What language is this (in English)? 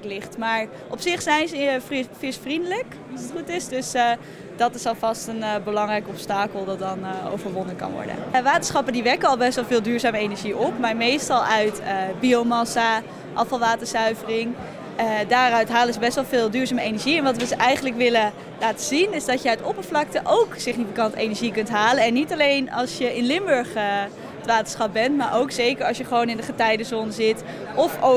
Dutch